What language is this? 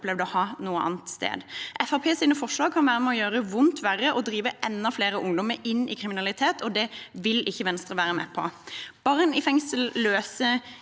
Norwegian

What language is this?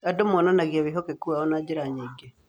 Kikuyu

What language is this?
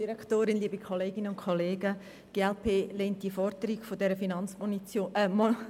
Swiss German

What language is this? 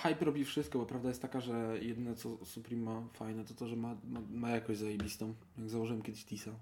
Polish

